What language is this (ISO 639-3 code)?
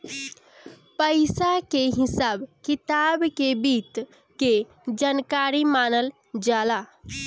bho